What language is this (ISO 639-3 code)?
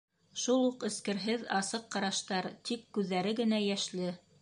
bak